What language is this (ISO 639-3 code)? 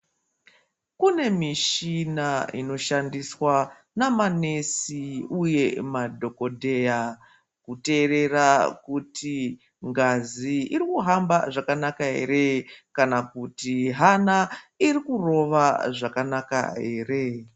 ndc